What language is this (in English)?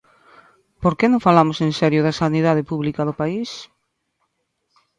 Galician